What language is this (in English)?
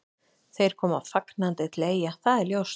Icelandic